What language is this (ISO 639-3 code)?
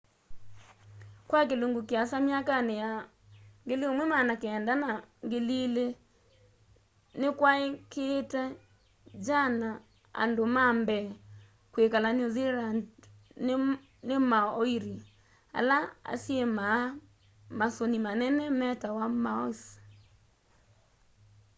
kam